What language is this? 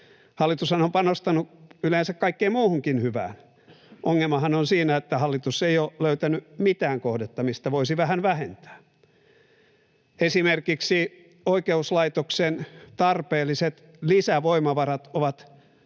Finnish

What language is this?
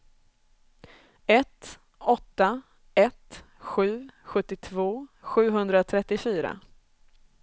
Swedish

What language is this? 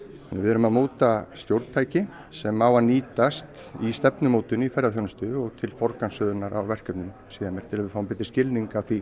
Icelandic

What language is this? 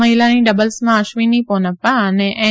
Gujarati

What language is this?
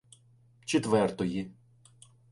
Ukrainian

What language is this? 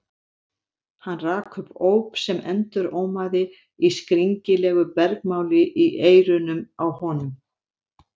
Icelandic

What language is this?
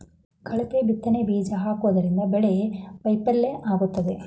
Kannada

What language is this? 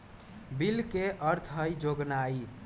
Magahi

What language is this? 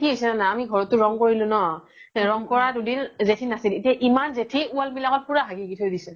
Assamese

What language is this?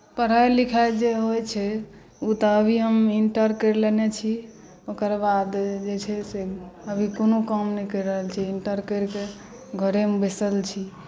Maithili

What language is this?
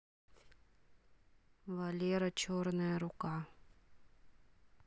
Russian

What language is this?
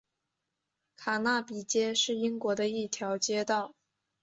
Chinese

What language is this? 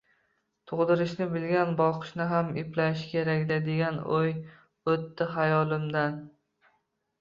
Uzbek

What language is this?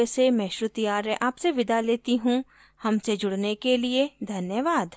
Hindi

